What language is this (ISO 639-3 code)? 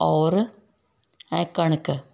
snd